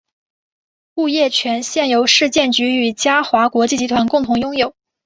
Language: Chinese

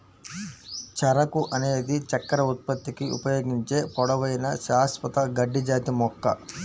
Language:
Telugu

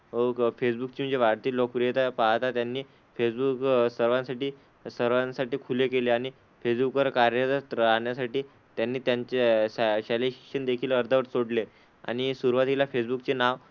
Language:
Marathi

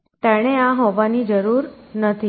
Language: Gujarati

